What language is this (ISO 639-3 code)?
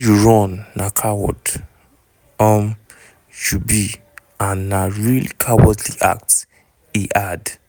pcm